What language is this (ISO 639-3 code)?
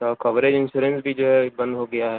urd